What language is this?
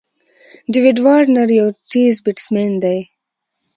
Pashto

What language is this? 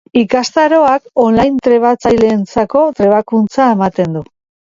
Basque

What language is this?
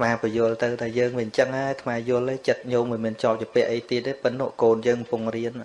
Vietnamese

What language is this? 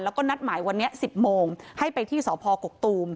Thai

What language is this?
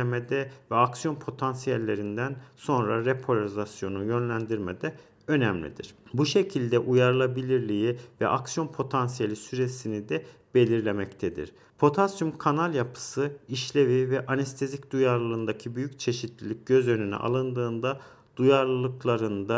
Turkish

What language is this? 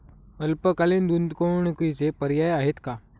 Marathi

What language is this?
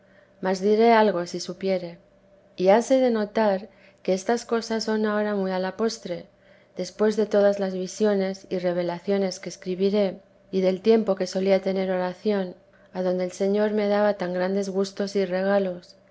Spanish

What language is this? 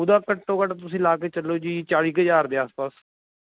Punjabi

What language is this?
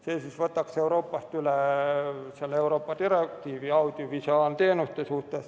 Estonian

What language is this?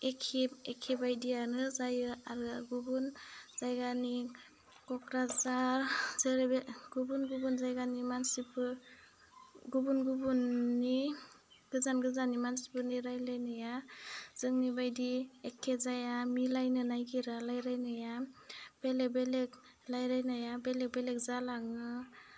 Bodo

